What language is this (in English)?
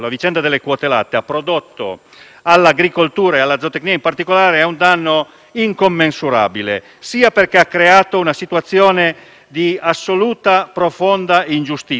Italian